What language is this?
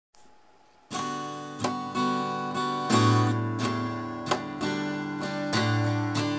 Polish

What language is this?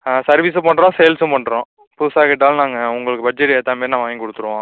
Tamil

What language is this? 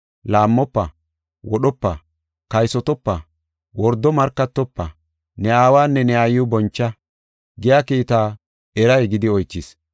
Gofa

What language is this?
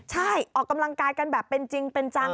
Thai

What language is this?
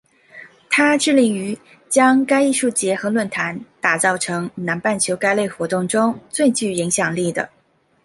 Chinese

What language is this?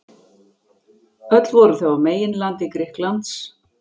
Icelandic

